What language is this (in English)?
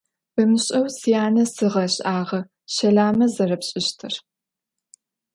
Adyghe